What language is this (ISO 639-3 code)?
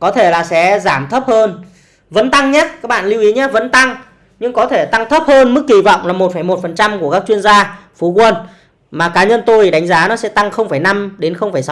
vie